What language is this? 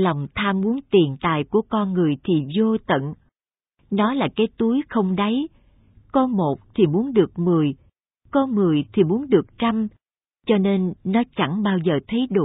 Vietnamese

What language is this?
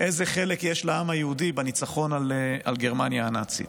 Hebrew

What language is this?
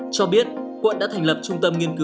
Vietnamese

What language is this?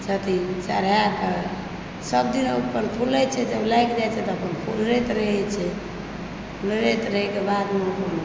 Maithili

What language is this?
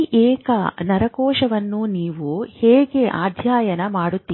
Kannada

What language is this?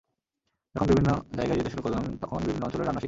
Bangla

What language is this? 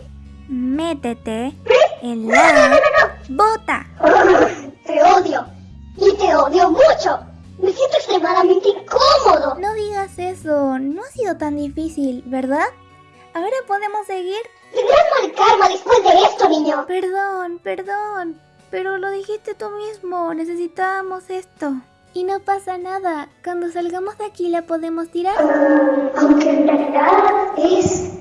Spanish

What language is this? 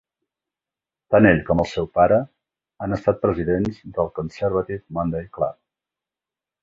Catalan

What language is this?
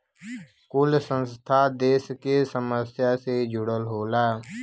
Bhojpuri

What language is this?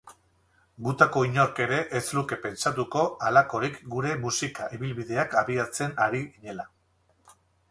Basque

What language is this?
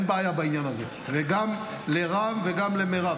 Hebrew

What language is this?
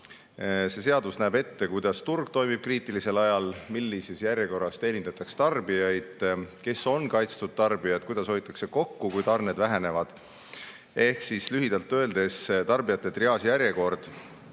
Estonian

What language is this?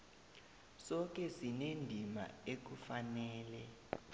South Ndebele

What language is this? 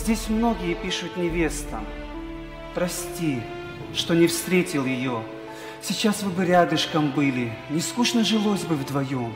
Russian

